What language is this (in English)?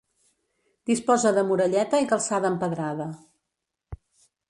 Catalan